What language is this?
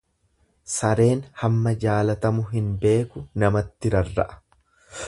Oromo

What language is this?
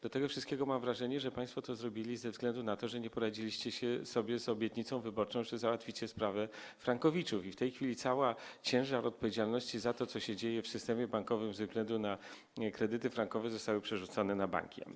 Polish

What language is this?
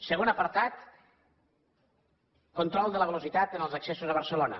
Catalan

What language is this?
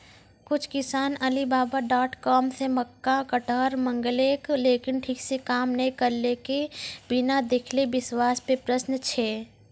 Maithili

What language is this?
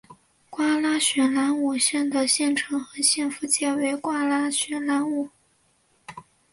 Chinese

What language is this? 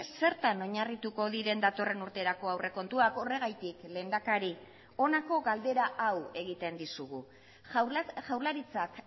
Basque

